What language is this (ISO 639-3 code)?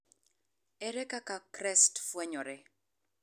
luo